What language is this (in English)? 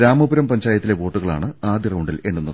Malayalam